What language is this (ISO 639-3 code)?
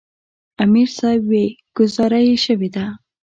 pus